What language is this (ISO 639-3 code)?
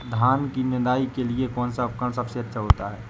hin